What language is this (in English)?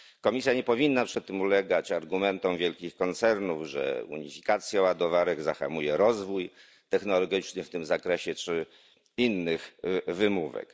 Polish